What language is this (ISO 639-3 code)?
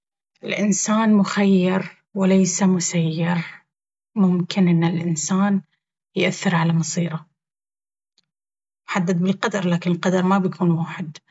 abv